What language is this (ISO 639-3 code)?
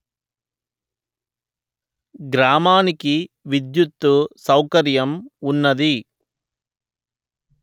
tel